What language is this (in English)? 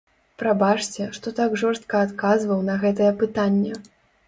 Belarusian